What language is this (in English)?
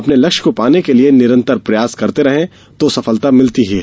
Hindi